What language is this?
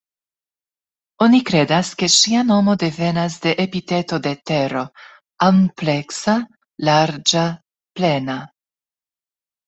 Esperanto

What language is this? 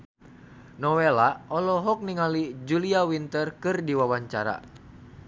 Sundanese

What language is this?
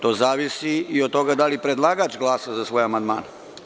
Serbian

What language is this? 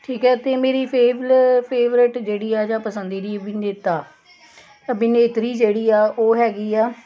Punjabi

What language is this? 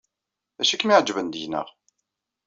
Kabyle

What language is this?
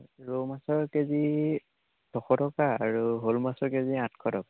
Assamese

